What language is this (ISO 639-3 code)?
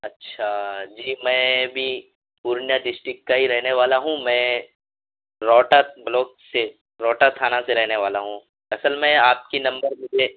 urd